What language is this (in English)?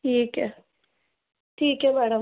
Hindi